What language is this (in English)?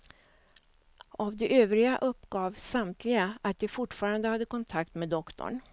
Swedish